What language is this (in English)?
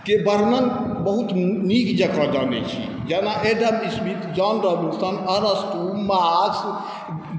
Maithili